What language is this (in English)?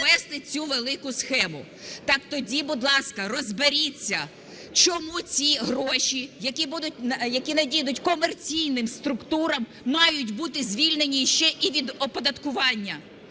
Ukrainian